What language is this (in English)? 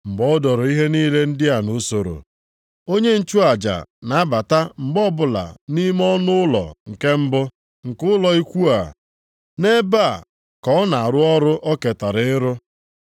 Igbo